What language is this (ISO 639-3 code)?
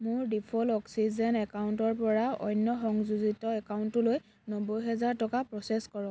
asm